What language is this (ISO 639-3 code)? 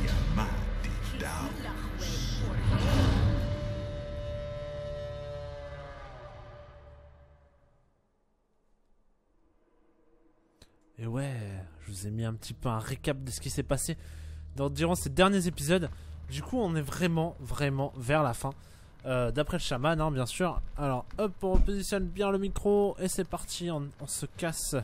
fra